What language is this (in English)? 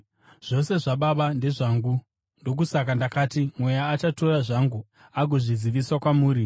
Shona